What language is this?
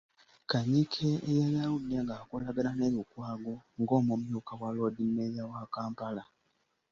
Ganda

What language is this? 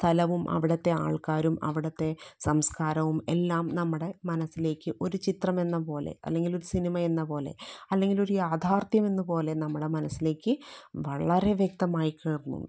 Malayalam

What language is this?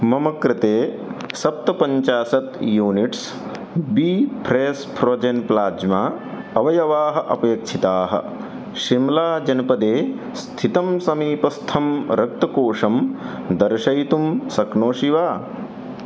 Sanskrit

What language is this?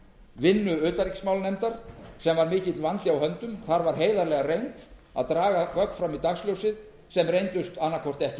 Icelandic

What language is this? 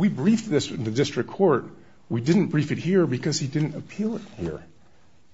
English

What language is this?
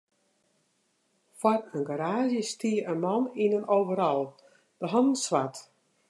Western Frisian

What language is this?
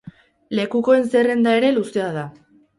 Basque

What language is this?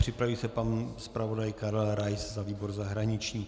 Czech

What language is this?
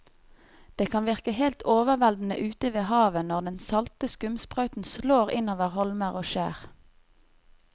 Norwegian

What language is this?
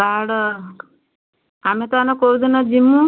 Odia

